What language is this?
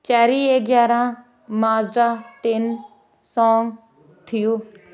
Punjabi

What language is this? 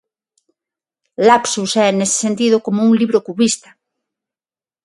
Galician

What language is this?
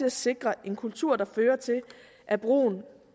Danish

